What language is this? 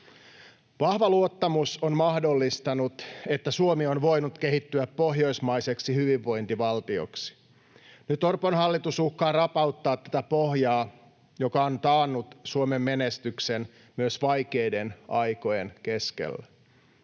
Finnish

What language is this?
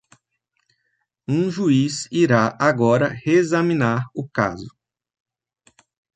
Portuguese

